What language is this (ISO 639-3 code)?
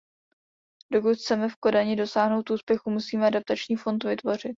ces